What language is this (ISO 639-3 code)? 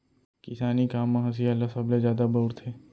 hne